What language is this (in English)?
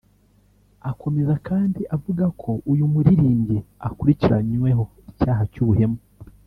Kinyarwanda